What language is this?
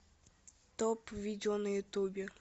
Russian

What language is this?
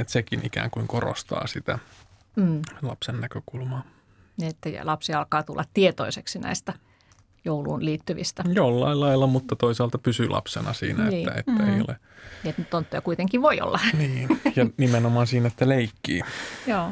Finnish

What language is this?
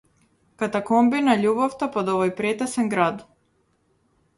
Macedonian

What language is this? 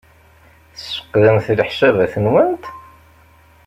Kabyle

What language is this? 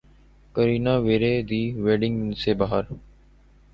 Urdu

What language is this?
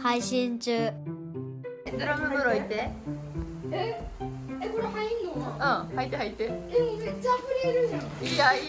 Japanese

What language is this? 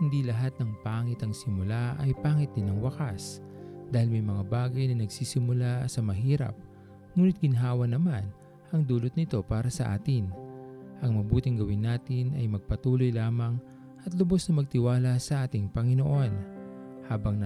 Filipino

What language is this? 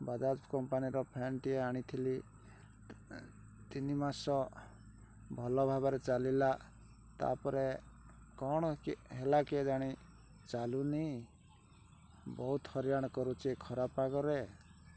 Odia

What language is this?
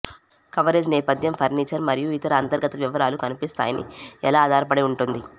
Telugu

